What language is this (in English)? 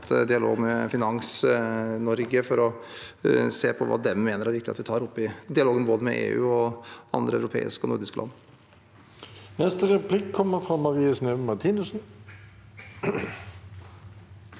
Norwegian